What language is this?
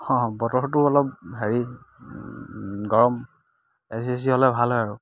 Assamese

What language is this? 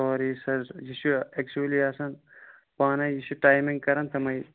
Kashmiri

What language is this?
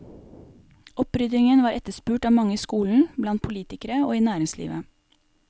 Norwegian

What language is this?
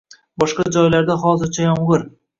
Uzbek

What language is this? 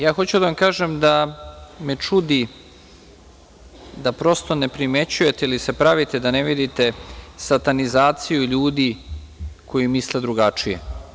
Serbian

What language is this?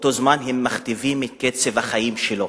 Hebrew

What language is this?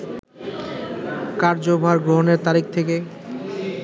Bangla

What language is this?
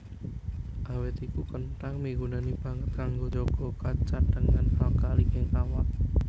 Javanese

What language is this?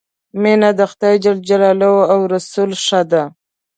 Pashto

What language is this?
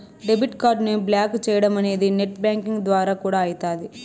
Telugu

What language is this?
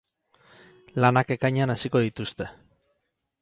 Basque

